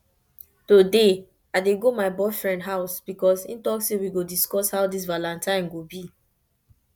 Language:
Nigerian Pidgin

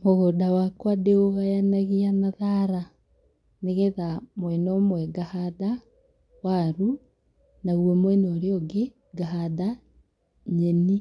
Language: Kikuyu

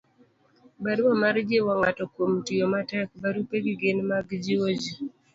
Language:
Luo (Kenya and Tanzania)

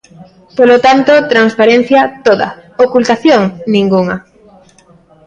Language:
Galician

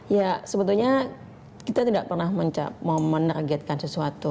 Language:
Indonesian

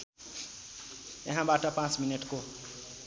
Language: Nepali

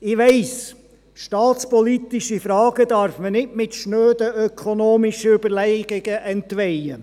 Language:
Swiss German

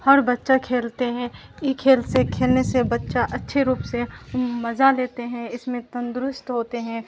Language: Urdu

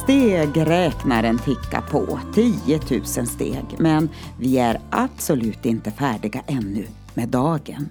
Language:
Swedish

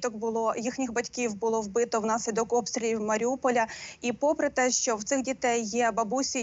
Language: Ukrainian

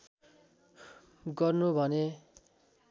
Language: Nepali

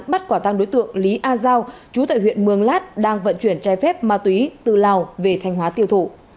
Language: Vietnamese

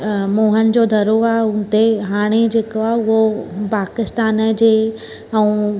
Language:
Sindhi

